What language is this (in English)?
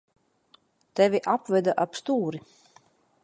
Latvian